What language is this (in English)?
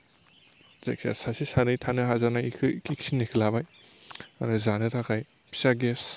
Bodo